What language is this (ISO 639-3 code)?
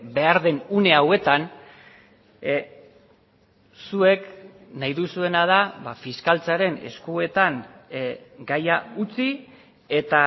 eus